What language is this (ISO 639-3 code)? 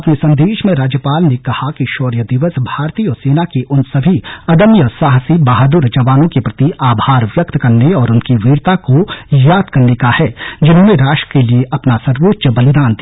hin